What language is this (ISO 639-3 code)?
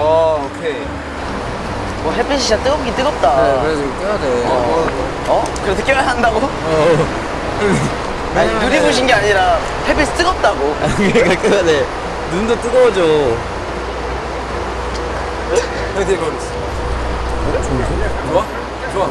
kor